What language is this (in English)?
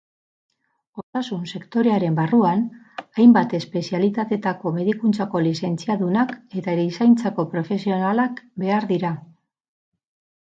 Basque